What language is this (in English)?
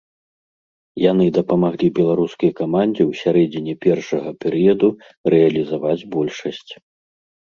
Belarusian